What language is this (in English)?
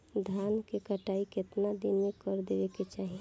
Bhojpuri